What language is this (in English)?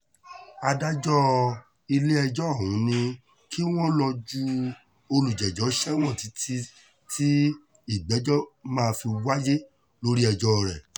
Yoruba